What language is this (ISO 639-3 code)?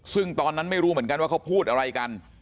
tha